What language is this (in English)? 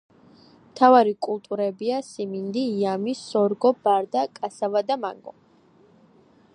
Georgian